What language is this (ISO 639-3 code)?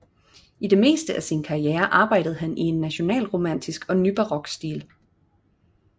dan